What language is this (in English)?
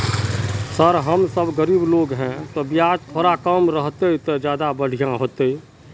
Magahi